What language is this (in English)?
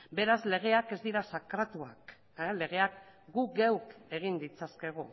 Basque